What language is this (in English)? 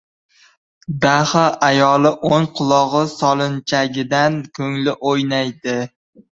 Uzbek